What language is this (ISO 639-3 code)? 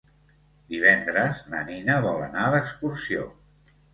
cat